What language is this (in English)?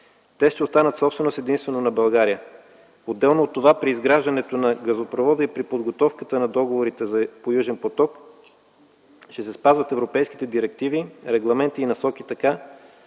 Bulgarian